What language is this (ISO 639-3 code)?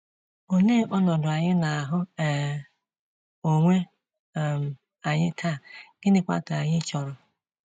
ibo